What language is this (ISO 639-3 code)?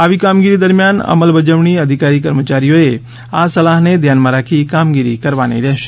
guj